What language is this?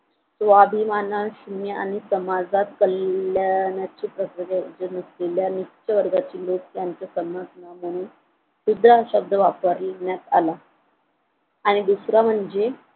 Marathi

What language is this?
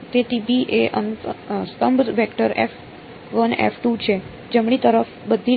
Gujarati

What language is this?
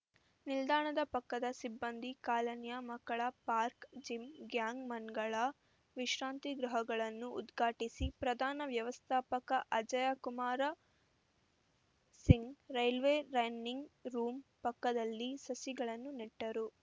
Kannada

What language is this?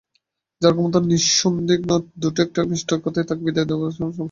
Bangla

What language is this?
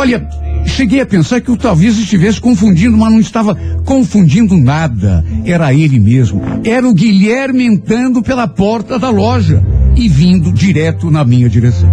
Portuguese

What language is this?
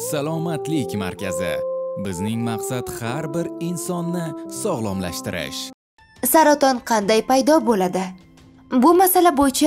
Turkish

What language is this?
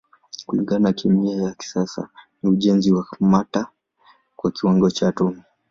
Swahili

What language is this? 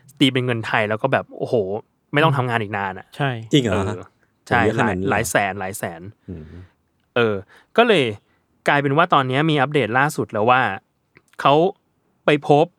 Thai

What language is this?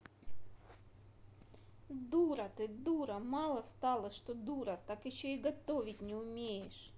Russian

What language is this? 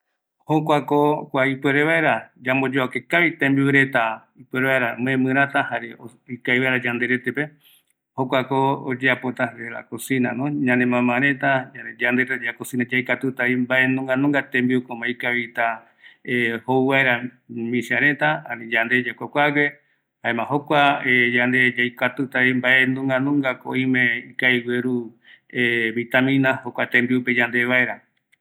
Eastern Bolivian Guaraní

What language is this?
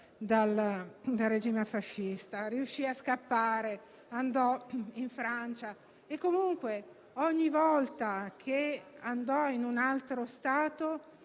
Italian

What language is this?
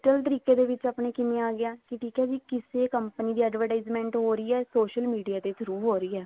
Punjabi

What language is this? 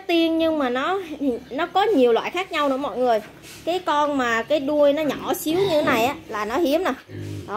Vietnamese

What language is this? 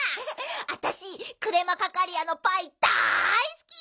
Japanese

